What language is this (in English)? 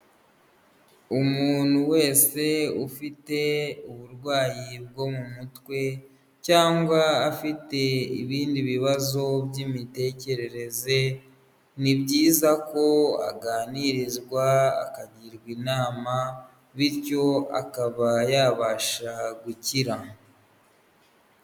Kinyarwanda